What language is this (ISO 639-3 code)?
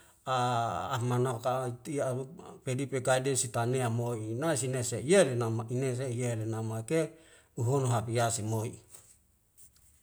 weo